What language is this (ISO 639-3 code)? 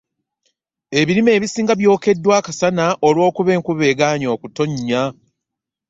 lug